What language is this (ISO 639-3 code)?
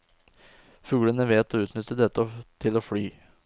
nor